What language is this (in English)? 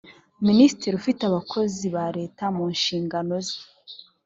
Kinyarwanda